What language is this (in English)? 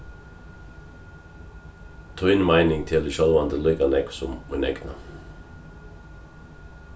Faroese